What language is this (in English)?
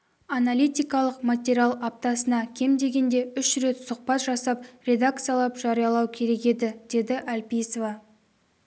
Kazakh